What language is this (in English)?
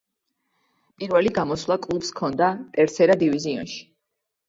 Georgian